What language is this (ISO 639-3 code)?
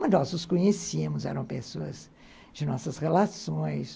por